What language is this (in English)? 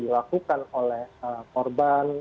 Indonesian